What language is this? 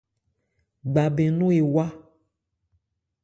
Ebrié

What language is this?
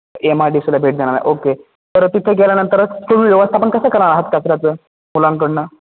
Marathi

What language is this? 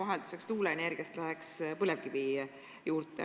Estonian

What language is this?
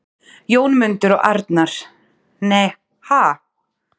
Icelandic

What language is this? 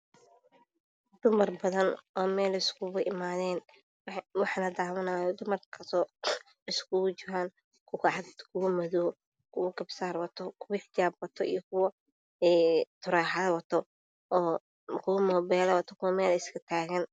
Somali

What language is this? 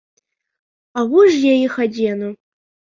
Belarusian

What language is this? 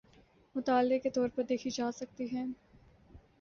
Urdu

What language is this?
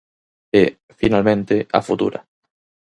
Galician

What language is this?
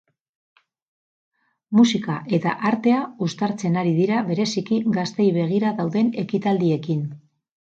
Basque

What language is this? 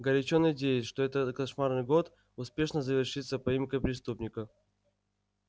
Russian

